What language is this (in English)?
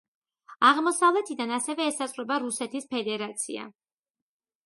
Georgian